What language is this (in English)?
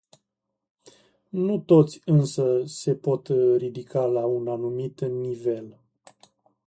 Romanian